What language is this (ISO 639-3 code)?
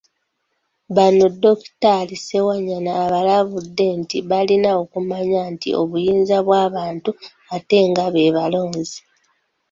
lug